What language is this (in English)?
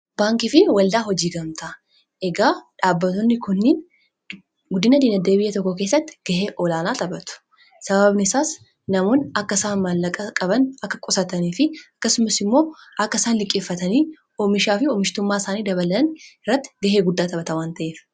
Oromo